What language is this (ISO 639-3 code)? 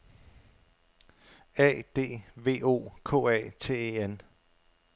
dan